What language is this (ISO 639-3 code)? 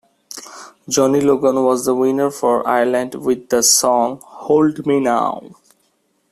eng